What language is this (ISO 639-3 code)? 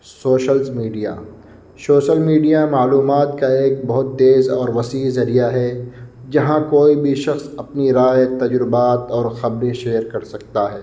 urd